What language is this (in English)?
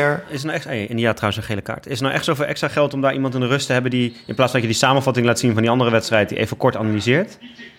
Dutch